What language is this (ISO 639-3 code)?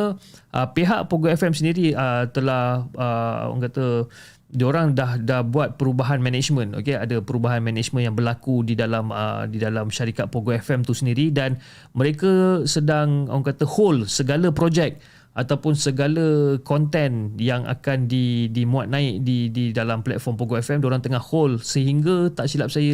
msa